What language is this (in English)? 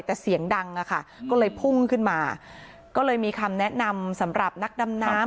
Thai